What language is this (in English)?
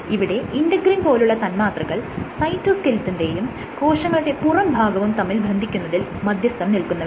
Malayalam